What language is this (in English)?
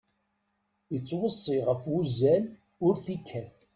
Kabyle